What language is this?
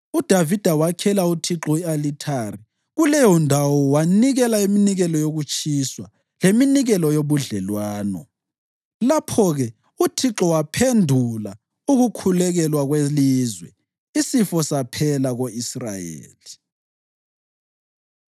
North Ndebele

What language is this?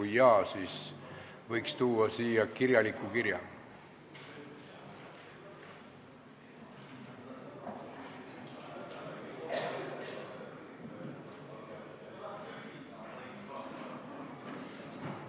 Estonian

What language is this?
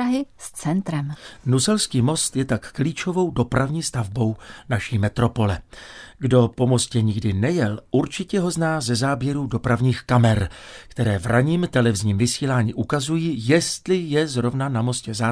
Czech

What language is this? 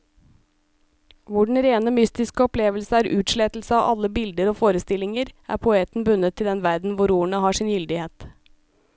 Norwegian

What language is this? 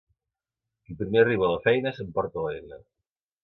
Catalan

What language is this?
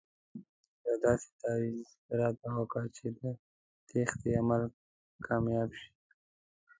Pashto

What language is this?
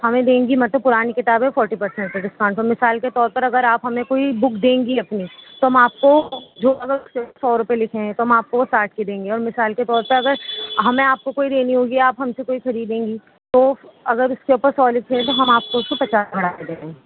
Urdu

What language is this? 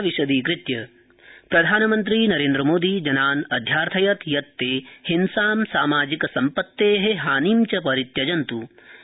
Sanskrit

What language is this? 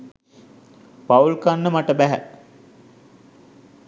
Sinhala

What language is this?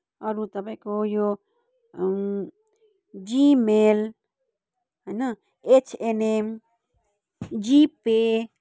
Nepali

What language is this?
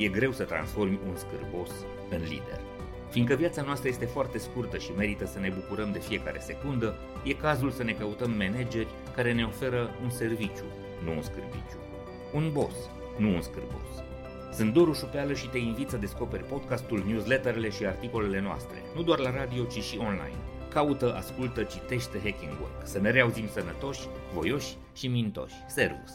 Romanian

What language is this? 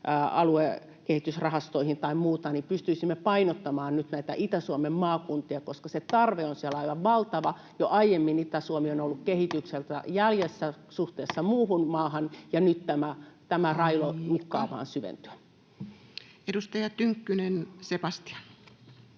Finnish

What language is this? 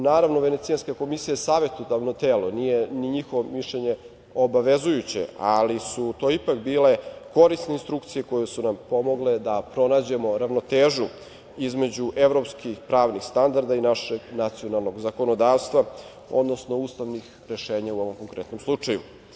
Serbian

